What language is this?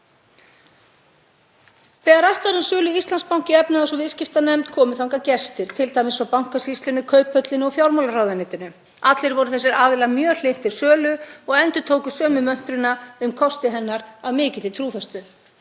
Icelandic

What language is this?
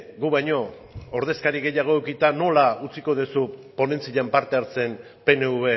Basque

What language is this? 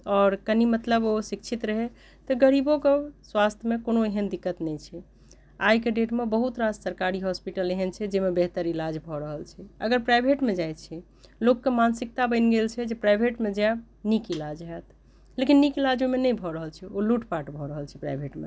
Maithili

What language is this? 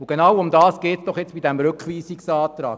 Swiss German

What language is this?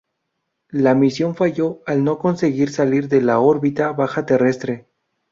Spanish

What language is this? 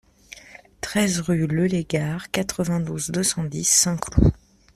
French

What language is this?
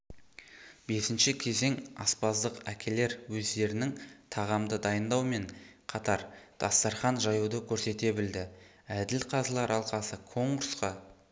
Kazakh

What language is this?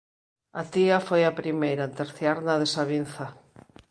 Galician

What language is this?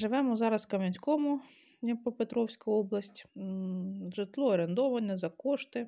Ukrainian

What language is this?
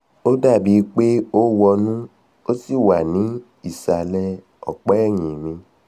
Yoruba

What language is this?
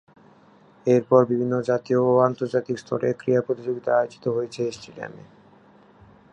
Bangla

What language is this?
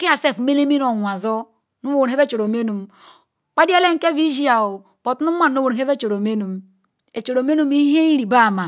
Ikwere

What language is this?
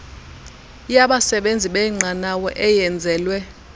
Xhosa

